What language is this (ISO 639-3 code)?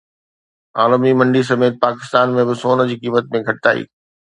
snd